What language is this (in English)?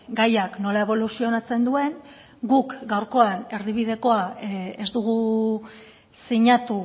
Basque